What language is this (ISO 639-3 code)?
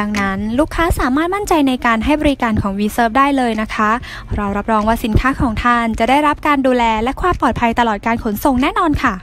tha